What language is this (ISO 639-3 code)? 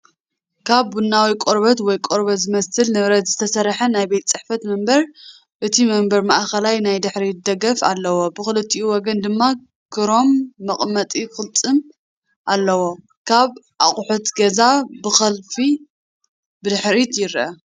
tir